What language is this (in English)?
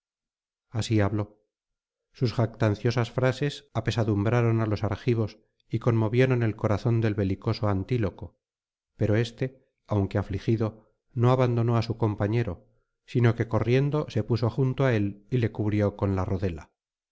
Spanish